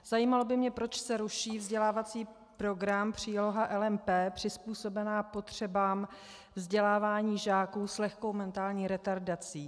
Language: Czech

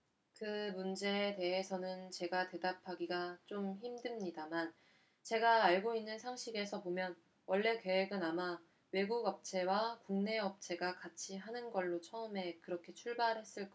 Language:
Korean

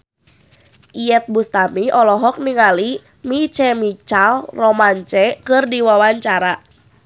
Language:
Sundanese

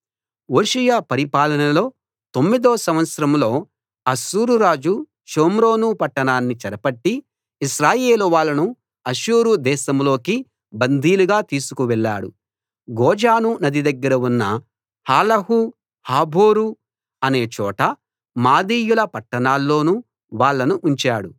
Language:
Telugu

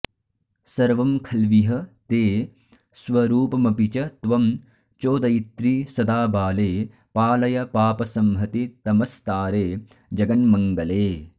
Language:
Sanskrit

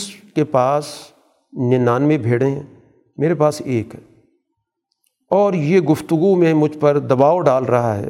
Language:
Urdu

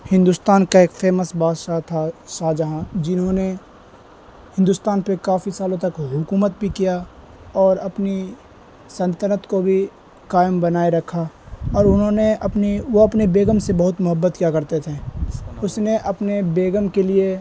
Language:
Urdu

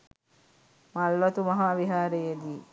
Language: Sinhala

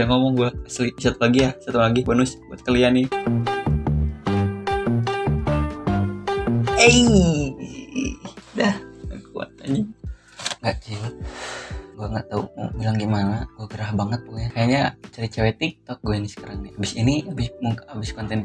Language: Indonesian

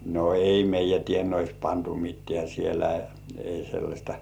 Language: Finnish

